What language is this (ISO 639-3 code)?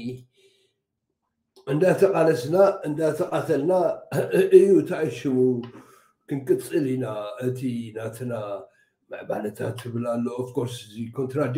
ara